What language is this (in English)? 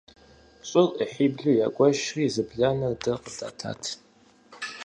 Kabardian